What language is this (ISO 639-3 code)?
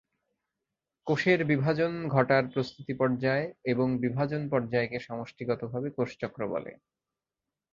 ben